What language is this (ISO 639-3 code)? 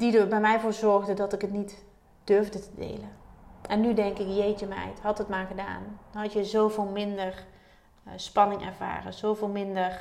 nld